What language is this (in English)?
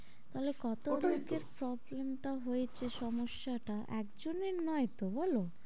Bangla